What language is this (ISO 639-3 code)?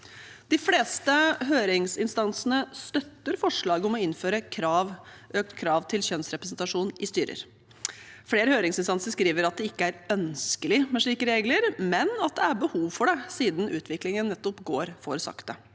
nor